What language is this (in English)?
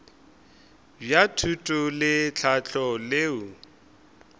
Northern Sotho